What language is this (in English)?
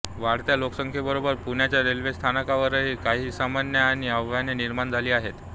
Marathi